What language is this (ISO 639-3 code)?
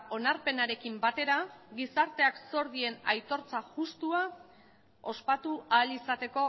eus